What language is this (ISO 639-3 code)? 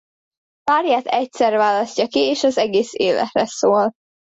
hun